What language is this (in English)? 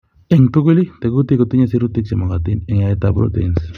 Kalenjin